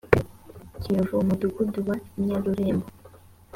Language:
Kinyarwanda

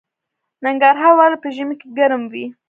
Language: Pashto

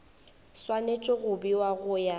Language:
Northern Sotho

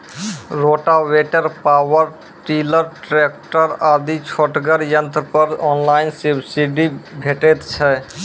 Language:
Maithili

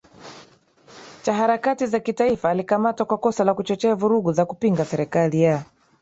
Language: Swahili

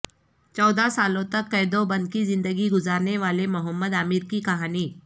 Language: Urdu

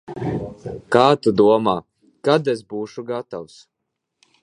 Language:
Latvian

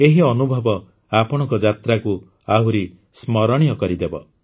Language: Odia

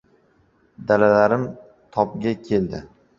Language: Uzbek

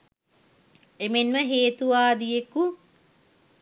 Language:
Sinhala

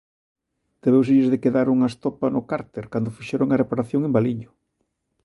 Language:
Galician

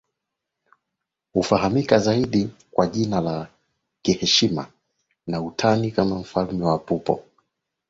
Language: Swahili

